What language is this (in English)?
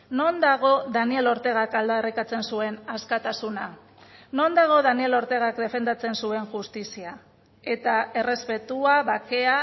Basque